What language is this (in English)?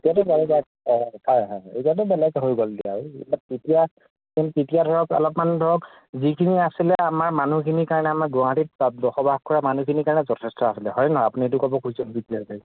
Assamese